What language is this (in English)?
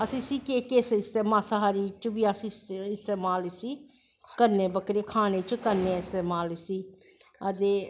Dogri